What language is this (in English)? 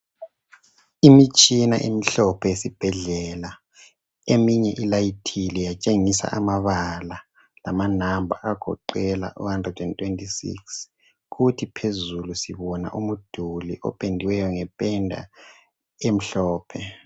North Ndebele